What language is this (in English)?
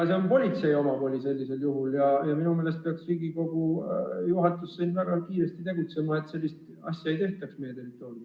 Estonian